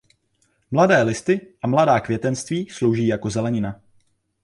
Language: Czech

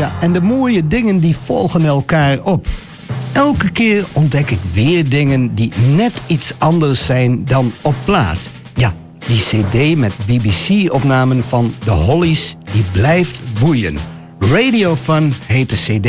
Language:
Dutch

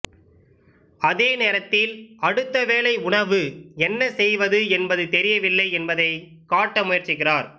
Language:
Tamil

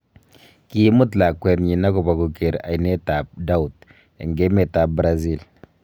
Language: Kalenjin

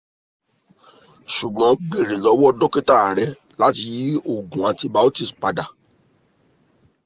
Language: Yoruba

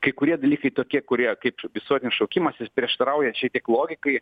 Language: Lithuanian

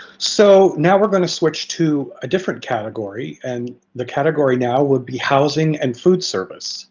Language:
English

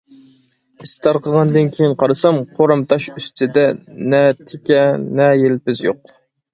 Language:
Uyghur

